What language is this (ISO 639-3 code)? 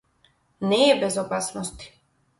mkd